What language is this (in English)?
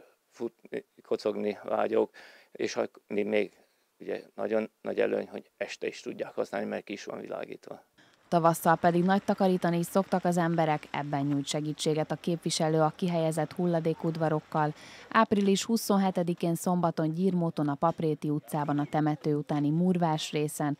Hungarian